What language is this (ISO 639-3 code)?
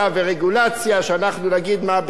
heb